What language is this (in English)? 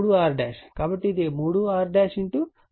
Telugu